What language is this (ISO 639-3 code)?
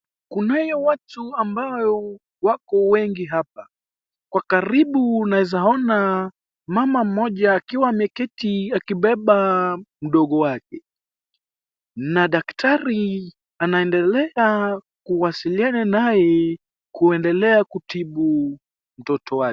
swa